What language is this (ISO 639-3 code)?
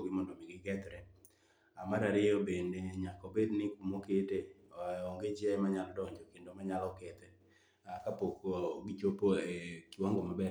luo